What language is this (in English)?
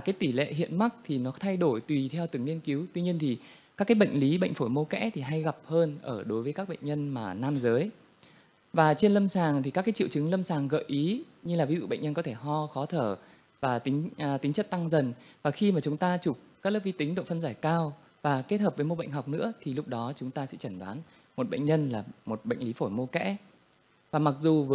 Vietnamese